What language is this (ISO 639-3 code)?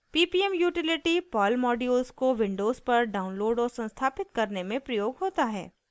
hin